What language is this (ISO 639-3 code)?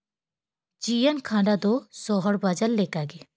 sat